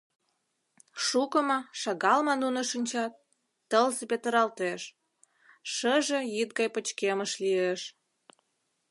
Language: Mari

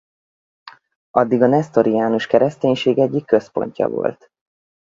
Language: Hungarian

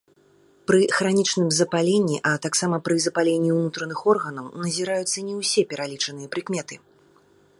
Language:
Belarusian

